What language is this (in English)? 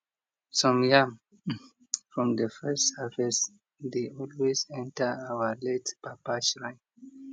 Nigerian Pidgin